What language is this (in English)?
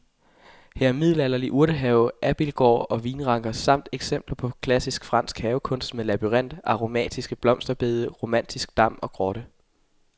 Danish